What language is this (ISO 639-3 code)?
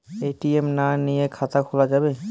ben